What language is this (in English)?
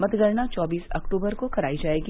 Hindi